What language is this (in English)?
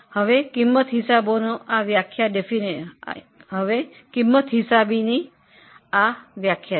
Gujarati